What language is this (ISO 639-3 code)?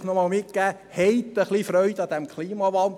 gsw